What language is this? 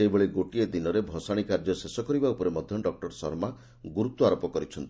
Odia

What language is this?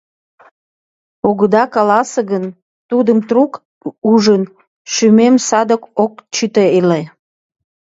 Mari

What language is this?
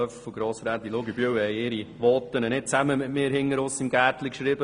Swiss German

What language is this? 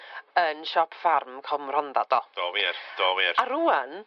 Welsh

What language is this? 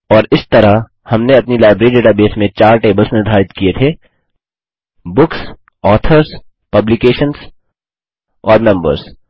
Hindi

